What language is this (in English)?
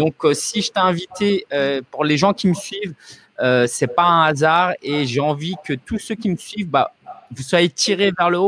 French